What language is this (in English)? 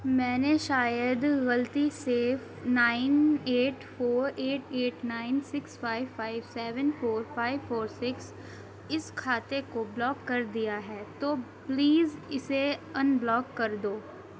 Urdu